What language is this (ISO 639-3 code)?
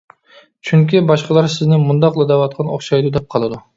uig